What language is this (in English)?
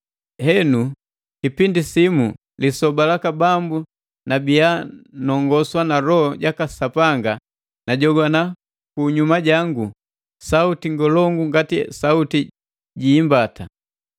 Matengo